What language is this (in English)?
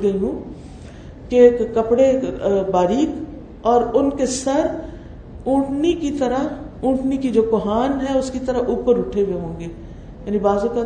Urdu